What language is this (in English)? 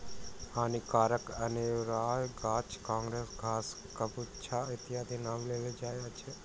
Maithili